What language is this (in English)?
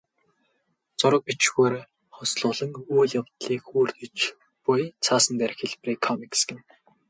Mongolian